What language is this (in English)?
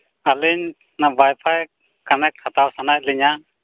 Santali